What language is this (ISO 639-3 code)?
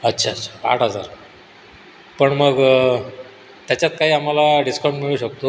mar